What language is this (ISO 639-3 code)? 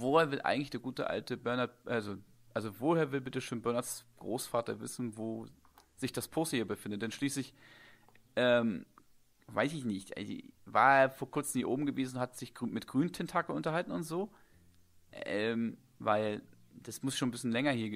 deu